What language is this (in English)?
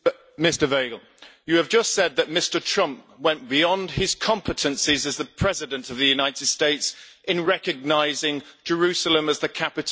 English